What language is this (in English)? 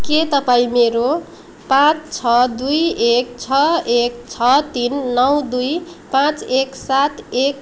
Nepali